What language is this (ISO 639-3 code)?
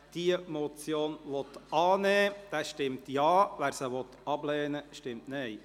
gsw